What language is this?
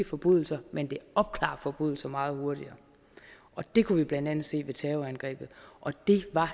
Danish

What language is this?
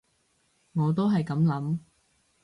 Cantonese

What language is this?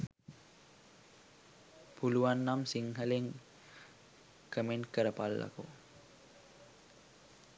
Sinhala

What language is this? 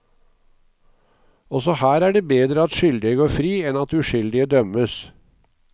Norwegian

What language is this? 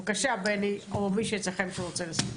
Hebrew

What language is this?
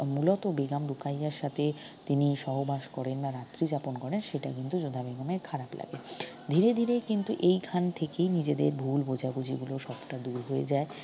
Bangla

